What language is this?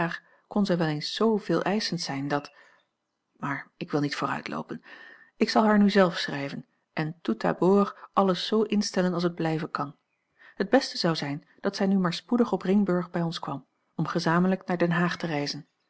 Dutch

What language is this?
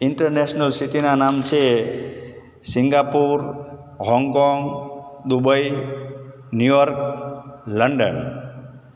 Gujarati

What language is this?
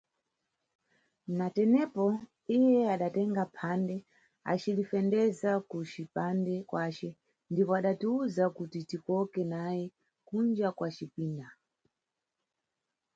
Nyungwe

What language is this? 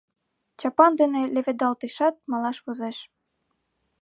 Mari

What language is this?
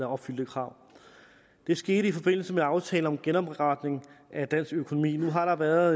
Danish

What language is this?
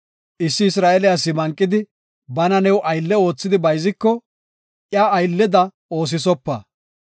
Gofa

